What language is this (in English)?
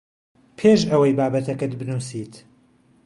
Central Kurdish